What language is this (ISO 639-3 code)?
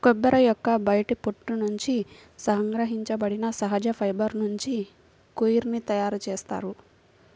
tel